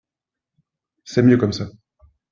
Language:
French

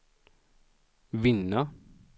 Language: Swedish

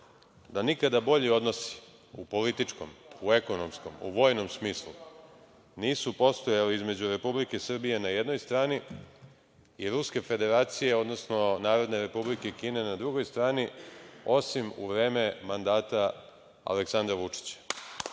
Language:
Serbian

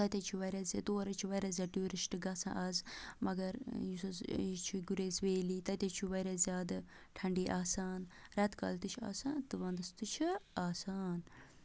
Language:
Kashmiri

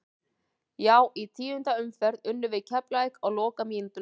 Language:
Icelandic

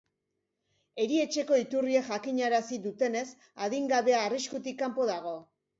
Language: Basque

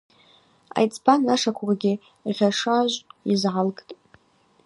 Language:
Abaza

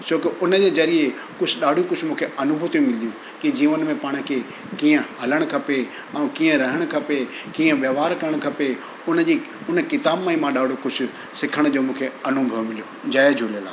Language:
Sindhi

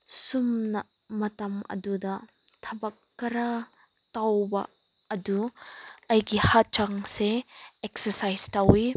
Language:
Manipuri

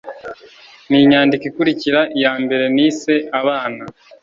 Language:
Kinyarwanda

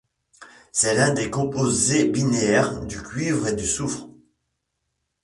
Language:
French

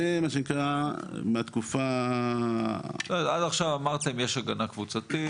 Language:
Hebrew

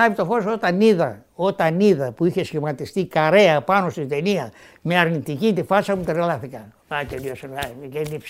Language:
Greek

